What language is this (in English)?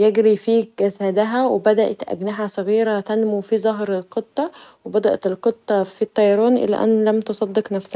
Egyptian Arabic